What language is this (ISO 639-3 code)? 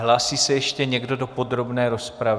ces